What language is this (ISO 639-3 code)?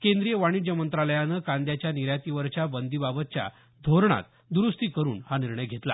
mar